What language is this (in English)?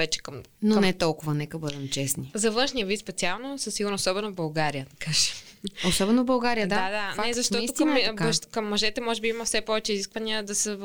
Bulgarian